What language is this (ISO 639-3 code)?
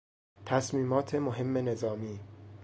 fas